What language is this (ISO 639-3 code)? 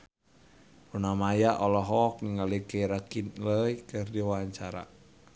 sun